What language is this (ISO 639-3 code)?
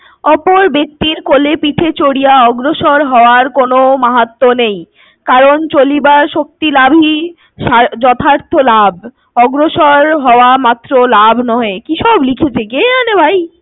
ben